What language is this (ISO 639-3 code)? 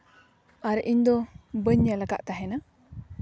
sat